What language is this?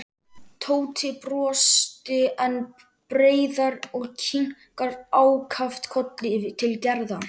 Icelandic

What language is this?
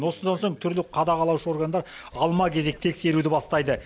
Kazakh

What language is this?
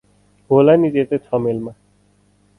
Nepali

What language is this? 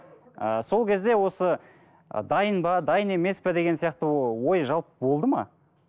Kazakh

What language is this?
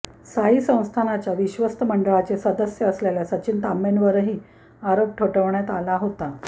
Marathi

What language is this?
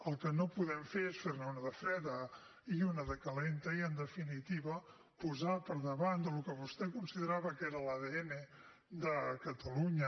Catalan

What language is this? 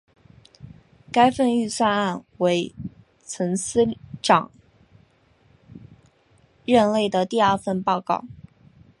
Chinese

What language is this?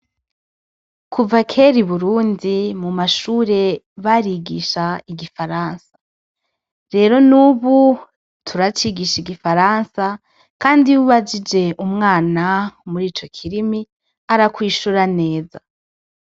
Rundi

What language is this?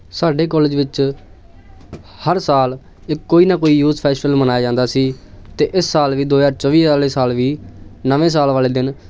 Punjabi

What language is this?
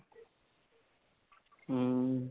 Punjabi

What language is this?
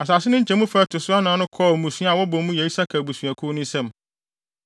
Akan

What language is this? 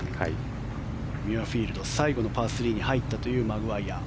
Japanese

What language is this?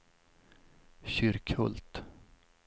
Swedish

